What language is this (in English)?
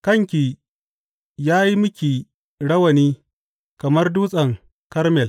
Hausa